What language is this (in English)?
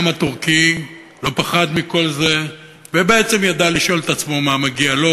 Hebrew